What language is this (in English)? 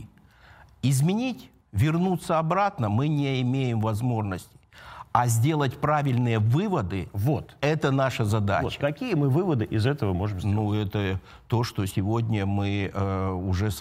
Russian